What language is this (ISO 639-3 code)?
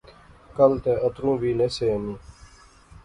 phr